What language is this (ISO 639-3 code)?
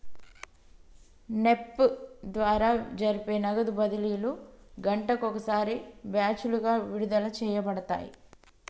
tel